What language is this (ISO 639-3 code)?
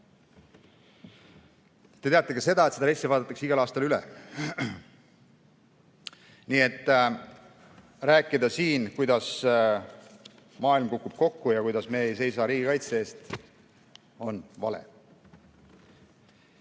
est